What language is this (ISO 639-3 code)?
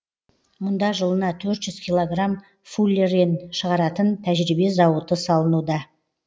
kaz